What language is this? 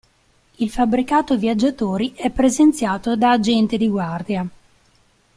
Italian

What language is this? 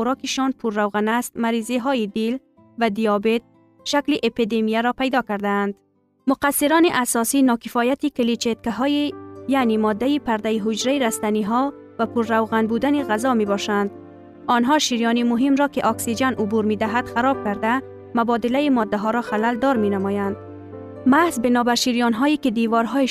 Persian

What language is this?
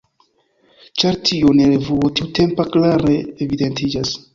Esperanto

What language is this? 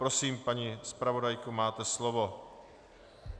Czech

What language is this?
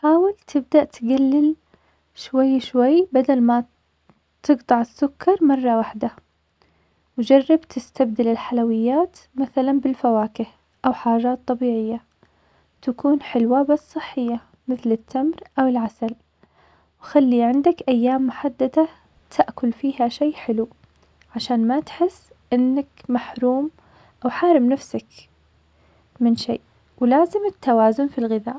Omani Arabic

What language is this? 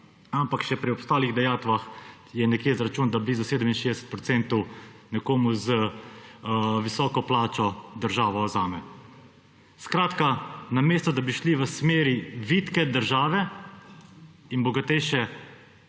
Slovenian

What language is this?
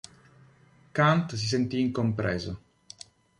Italian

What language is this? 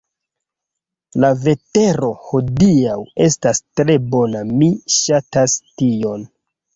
Esperanto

